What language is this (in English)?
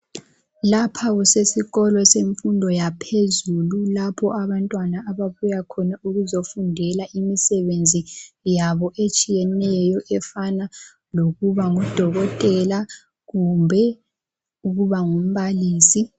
North Ndebele